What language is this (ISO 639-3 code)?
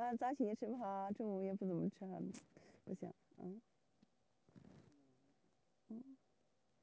zho